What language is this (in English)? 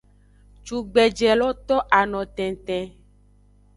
Aja (Benin)